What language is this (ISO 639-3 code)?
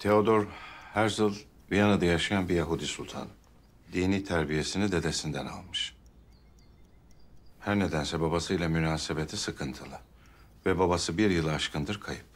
tur